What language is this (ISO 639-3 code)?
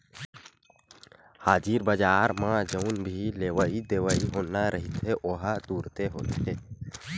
hne